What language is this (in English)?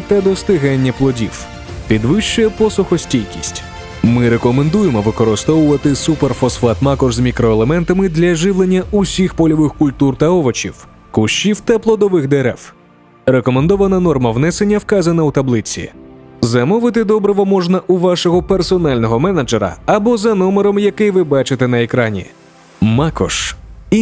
Ukrainian